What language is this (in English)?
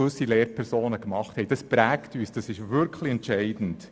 Swiss German